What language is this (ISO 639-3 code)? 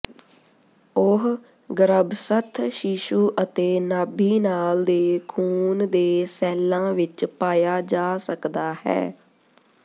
pan